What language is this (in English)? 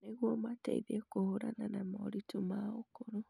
Kikuyu